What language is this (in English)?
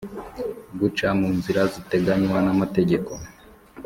Kinyarwanda